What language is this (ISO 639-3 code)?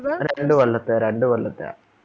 mal